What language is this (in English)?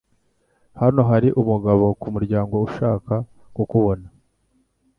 Kinyarwanda